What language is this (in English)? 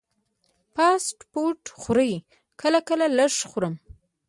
Pashto